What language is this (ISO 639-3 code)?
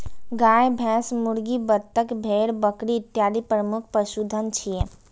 mai